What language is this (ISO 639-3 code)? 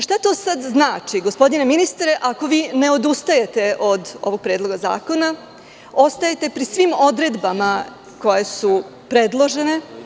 srp